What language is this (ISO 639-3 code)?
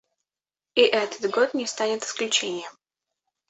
rus